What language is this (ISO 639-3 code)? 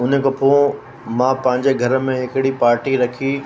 snd